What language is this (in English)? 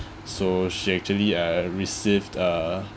English